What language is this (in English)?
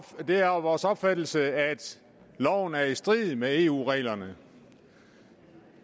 Danish